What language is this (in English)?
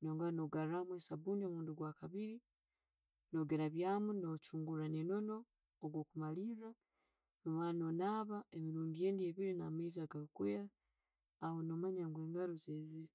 Tooro